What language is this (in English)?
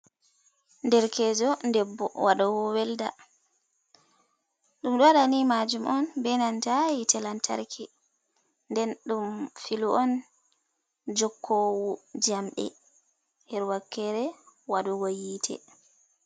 Fula